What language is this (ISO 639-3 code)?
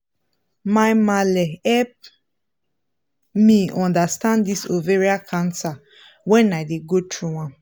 pcm